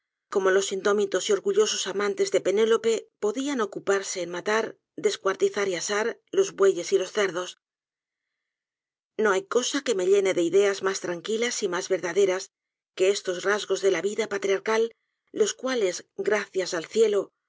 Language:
Spanish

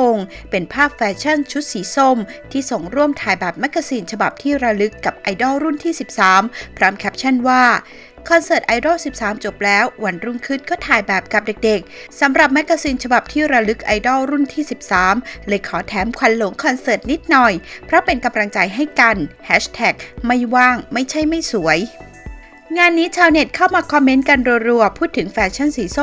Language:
Thai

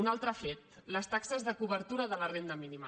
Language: Catalan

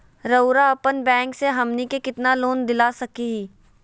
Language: Magahi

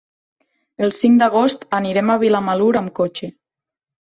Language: Catalan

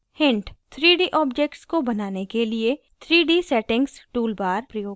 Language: Hindi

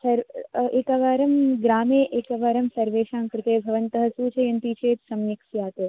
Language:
Sanskrit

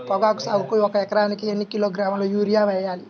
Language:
Telugu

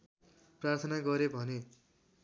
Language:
Nepali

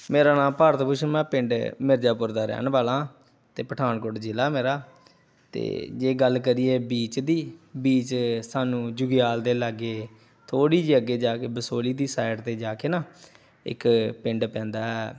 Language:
Punjabi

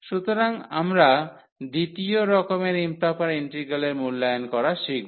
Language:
Bangla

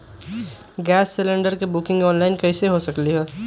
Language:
Magahi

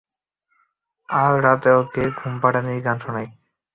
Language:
Bangla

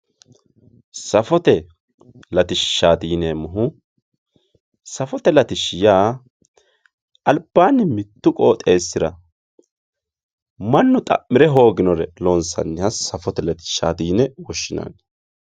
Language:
Sidamo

